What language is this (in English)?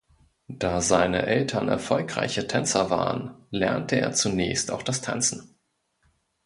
German